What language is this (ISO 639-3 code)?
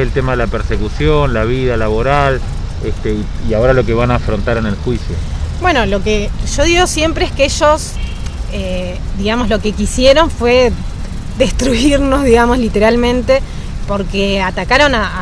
spa